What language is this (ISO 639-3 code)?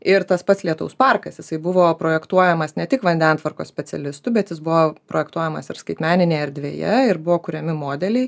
lit